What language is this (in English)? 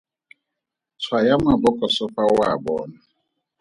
Tswana